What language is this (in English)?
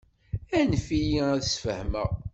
Kabyle